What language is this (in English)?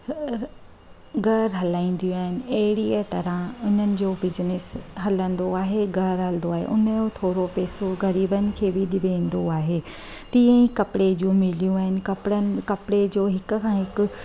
Sindhi